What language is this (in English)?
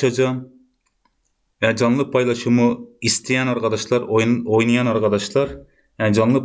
Turkish